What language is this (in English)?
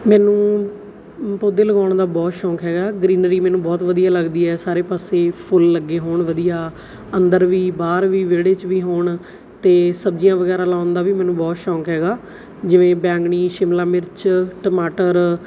Punjabi